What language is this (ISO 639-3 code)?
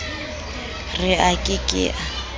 sot